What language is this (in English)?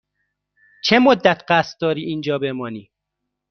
Persian